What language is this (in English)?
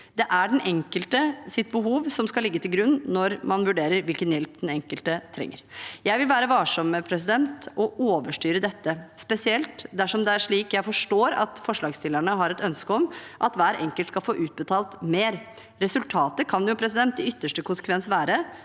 Norwegian